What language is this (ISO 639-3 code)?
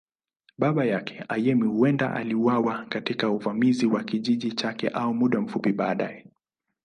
swa